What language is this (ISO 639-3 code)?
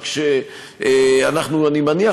heb